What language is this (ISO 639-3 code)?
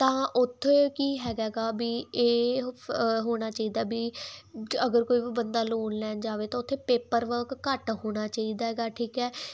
pan